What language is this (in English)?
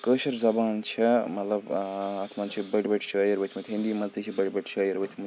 Kashmiri